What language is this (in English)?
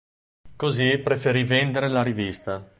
Italian